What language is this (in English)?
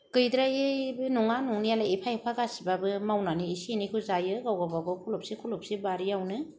Bodo